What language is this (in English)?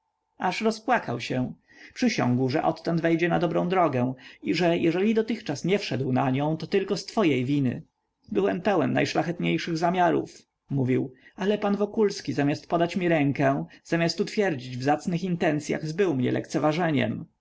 Polish